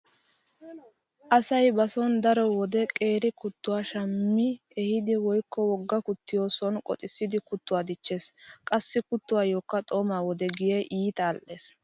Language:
Wolaytta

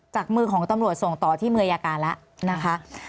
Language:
Thai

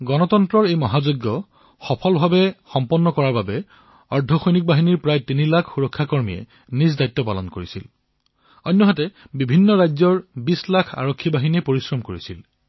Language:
Assamese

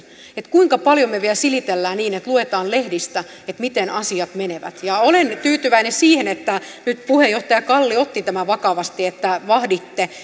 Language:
Finnish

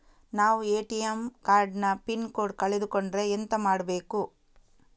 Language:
Kannada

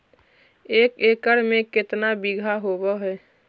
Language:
Magahi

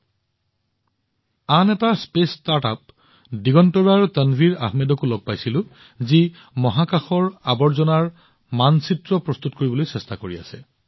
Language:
Assamese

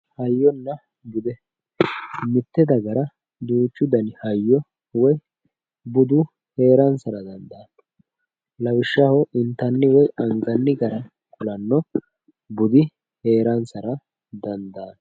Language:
Sidamo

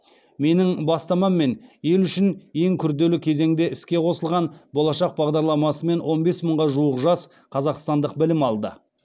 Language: Kazakh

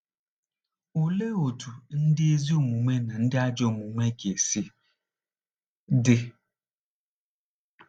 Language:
Igbo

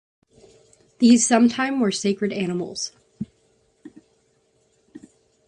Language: English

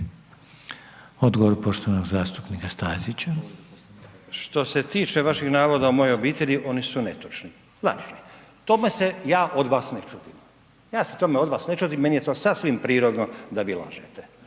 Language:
Croatian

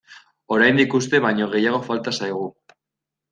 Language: Basque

